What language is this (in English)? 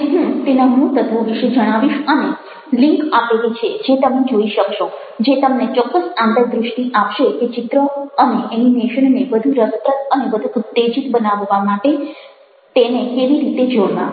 Gujarati